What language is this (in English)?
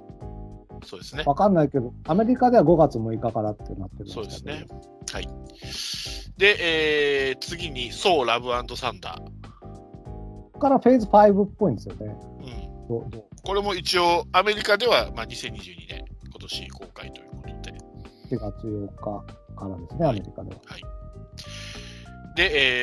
Japanese